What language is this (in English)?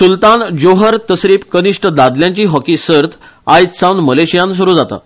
Konkani